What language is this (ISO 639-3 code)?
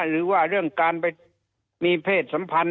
tha